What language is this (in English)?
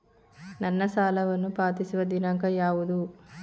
Kannada